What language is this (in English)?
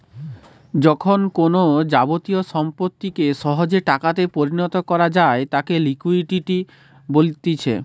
Bangla